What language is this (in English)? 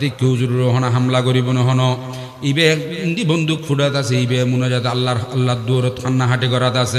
Arabic